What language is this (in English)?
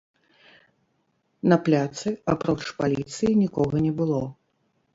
Belarusian